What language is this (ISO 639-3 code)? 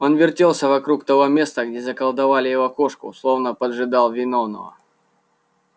rus